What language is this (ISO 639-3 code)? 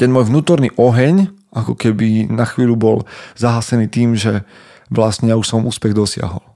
slk